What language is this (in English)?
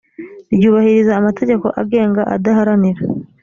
Kinyarwanda